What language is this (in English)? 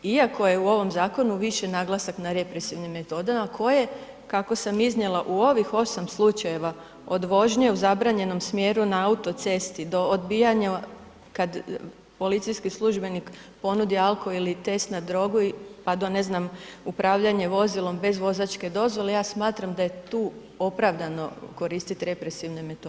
Croatian